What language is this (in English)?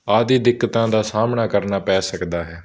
Punjabi